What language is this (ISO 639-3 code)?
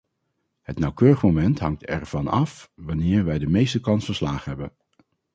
nld